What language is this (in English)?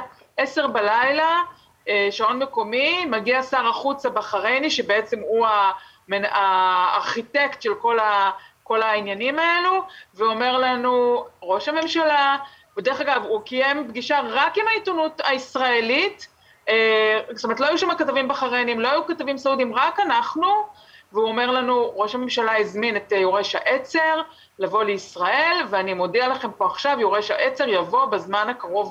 Hebrew